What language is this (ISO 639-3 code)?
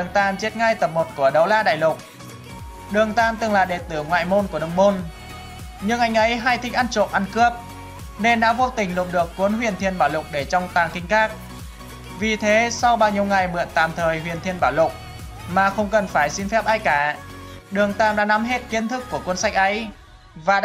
vie